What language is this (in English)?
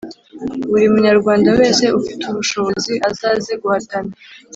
Kinyarwanda